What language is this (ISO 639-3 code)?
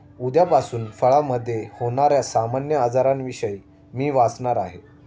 mar